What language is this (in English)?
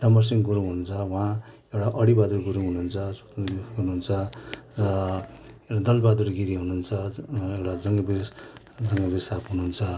Nepali